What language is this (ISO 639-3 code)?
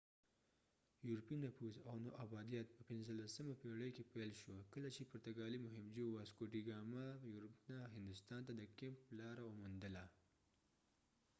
pus